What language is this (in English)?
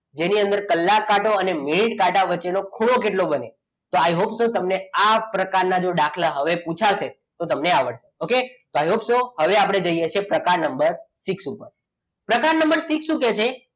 Gujarati